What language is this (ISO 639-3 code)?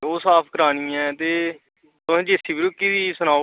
doi